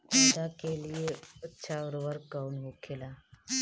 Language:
Bhojpuri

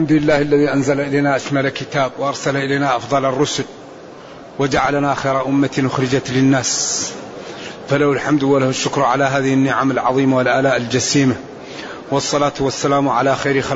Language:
Arabic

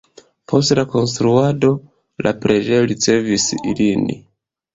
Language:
Esperanto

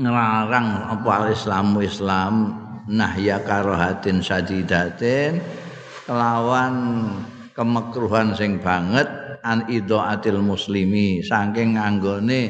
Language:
Indonesian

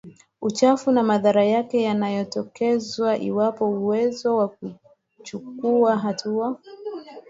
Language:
Swahili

